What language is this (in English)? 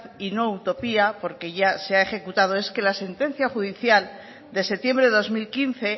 Spanish